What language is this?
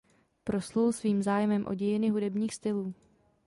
Czech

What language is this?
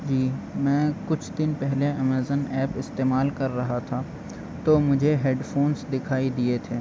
Urdu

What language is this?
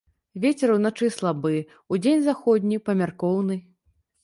Belarusian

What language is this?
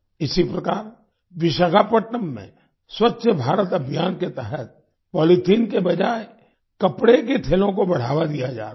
Hindi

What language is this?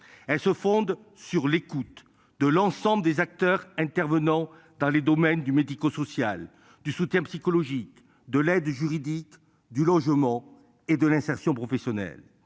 French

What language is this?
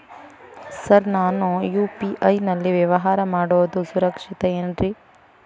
Kannada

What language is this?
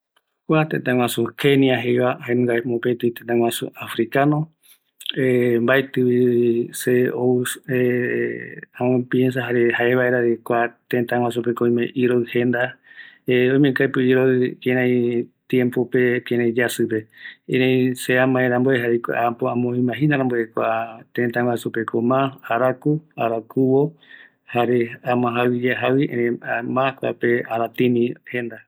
Eastern Bolivian Guaraní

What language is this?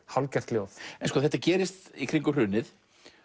Icelandic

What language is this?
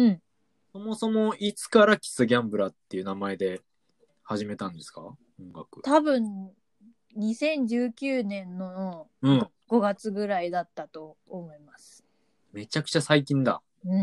Japanese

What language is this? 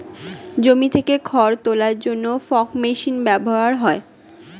Bangla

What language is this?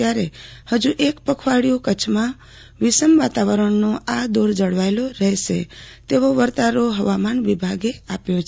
Gujarati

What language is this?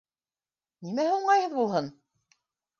Bashkir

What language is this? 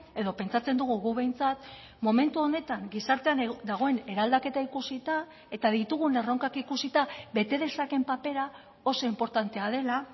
Basque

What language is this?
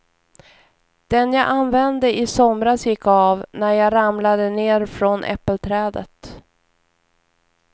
Swedish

